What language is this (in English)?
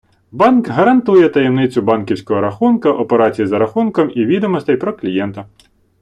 Ukrainian